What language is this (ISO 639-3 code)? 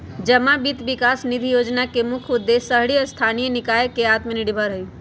mag